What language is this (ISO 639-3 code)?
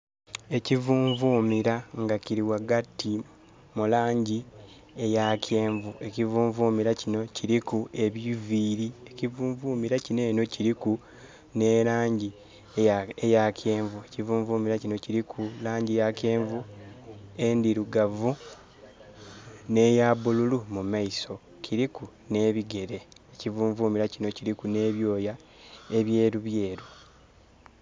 xog